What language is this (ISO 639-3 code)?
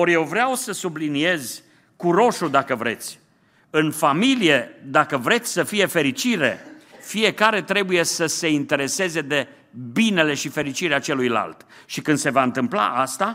ron